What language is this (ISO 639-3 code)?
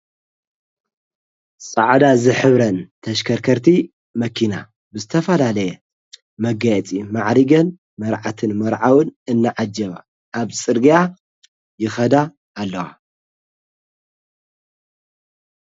tir